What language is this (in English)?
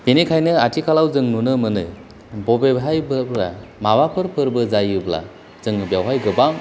Bodo